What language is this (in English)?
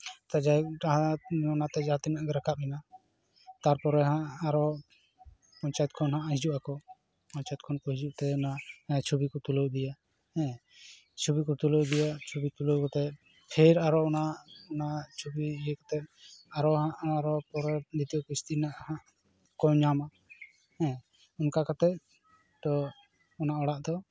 Santali